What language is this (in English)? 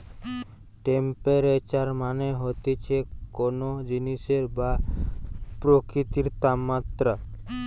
Bangla